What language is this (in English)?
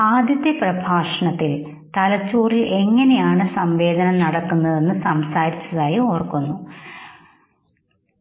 Malayalam